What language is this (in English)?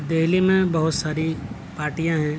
Urdu